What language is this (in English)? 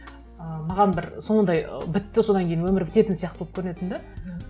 Kazakh